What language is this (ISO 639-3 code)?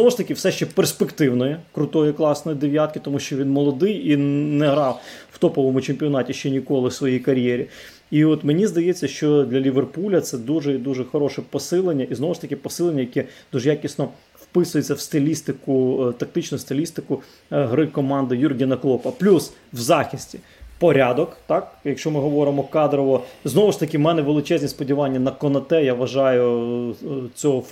ukr